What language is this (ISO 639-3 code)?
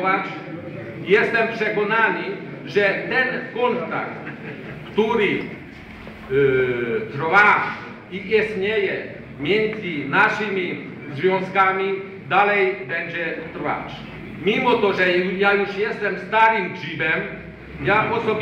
pol